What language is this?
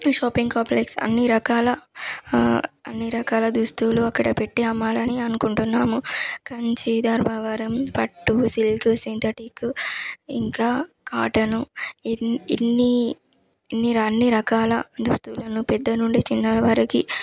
Telugu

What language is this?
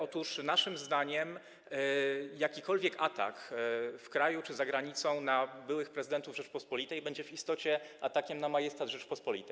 Polish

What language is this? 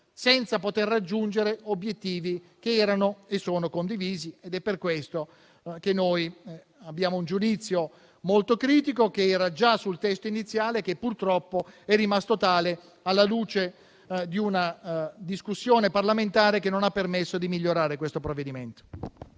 Italian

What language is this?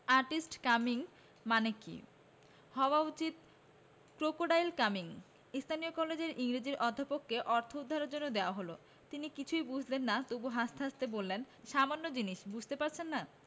Bangla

